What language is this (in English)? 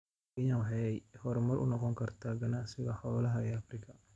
Somali